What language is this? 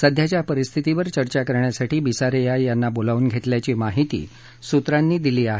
Marathi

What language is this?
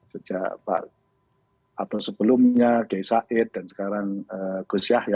Indonesian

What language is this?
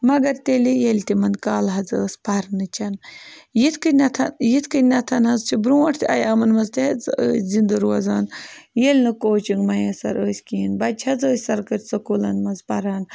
Kashmiri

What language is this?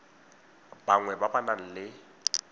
Tswana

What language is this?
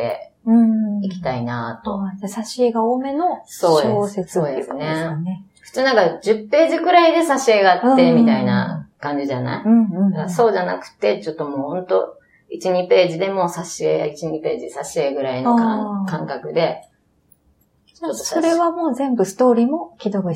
Japanese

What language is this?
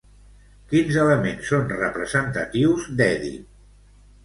Catalan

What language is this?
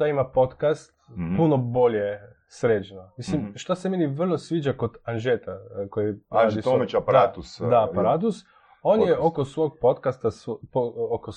Croatian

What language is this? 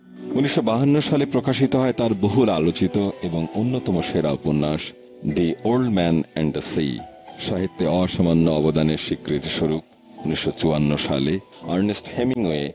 Bangla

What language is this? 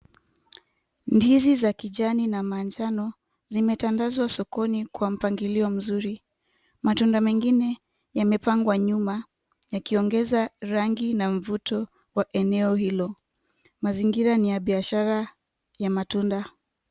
Swahili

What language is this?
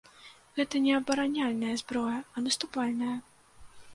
Belarusian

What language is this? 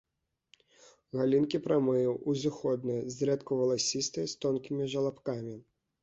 Belarusian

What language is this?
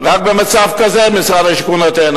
Hebrew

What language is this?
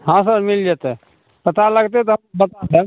Maithili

